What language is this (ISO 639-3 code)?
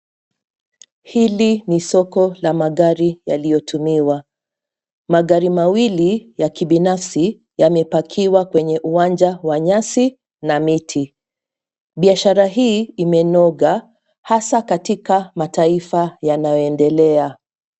swa